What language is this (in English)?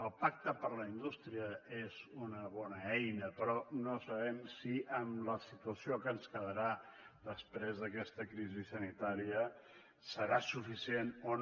Catalan